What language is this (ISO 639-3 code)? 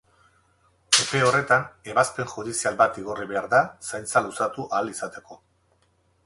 eus